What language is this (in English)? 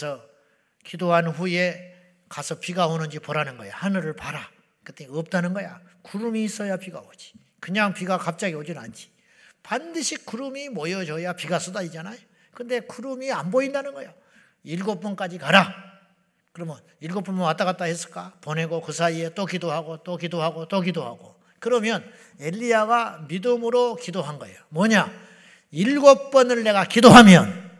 Korean